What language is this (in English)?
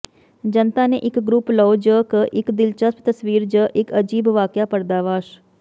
Punjabi